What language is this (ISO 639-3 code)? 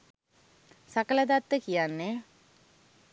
sin